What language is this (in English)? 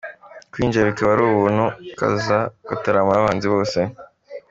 Kinyarwanda